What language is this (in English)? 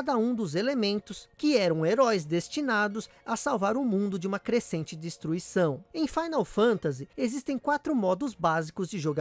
Portuguese